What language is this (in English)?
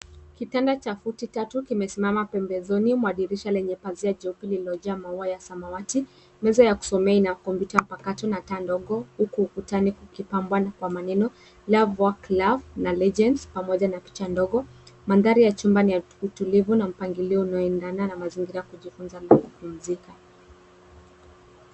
Swahili